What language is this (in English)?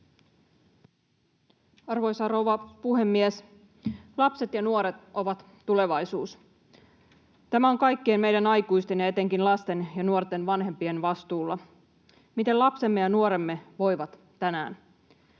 Finnish